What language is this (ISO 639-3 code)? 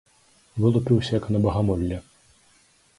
bel